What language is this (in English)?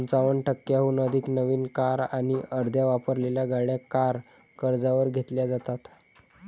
Marathi